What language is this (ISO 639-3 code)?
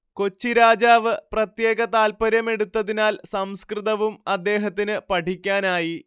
mal